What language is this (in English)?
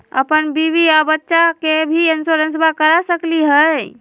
Magahi